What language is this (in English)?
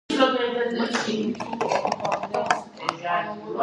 Georgian